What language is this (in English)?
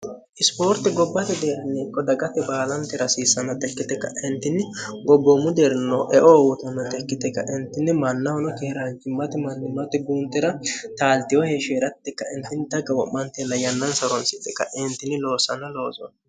Sidamo